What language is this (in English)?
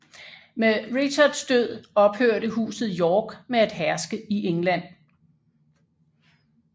Danish